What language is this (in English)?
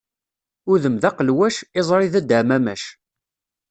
Kabyle